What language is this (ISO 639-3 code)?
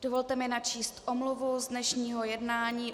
ces